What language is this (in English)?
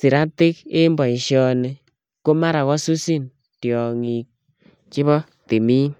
Kalenjin